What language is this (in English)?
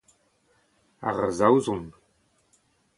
Breton